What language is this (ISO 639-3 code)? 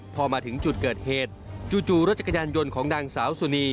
tha